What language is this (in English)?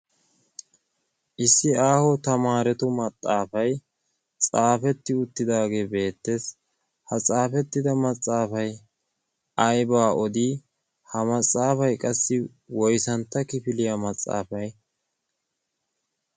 Wolaytta